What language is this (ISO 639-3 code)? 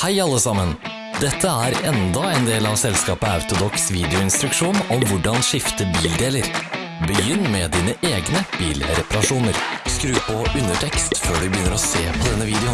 nor